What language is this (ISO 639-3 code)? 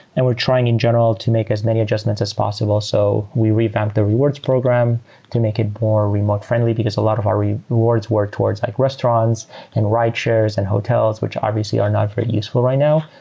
eng